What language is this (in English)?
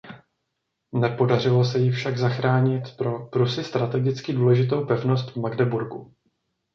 Czech